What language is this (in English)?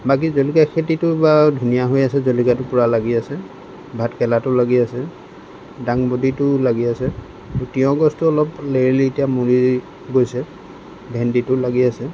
Assamese